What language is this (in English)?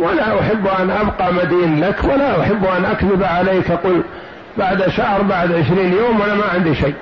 Arabic